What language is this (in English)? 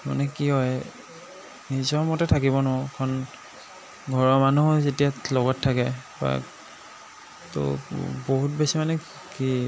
Assamese